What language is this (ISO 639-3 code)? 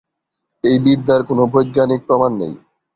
ben